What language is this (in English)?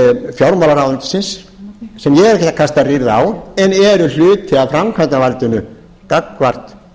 Icelandic